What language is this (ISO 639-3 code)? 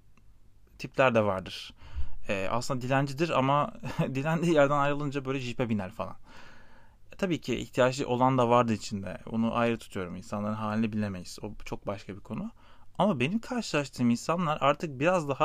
tur